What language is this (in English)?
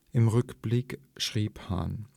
German